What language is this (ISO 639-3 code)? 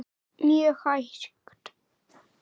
isl